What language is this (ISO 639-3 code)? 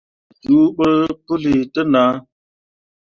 mua